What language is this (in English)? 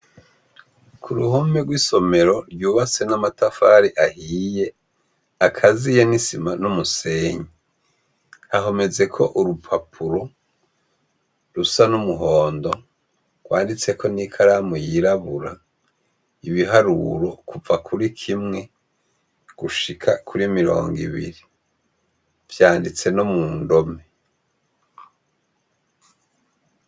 Rundi